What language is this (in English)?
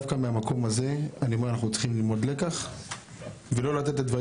Hebrew